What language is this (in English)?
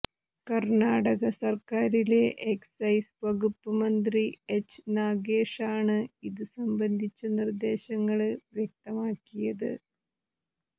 Malayalam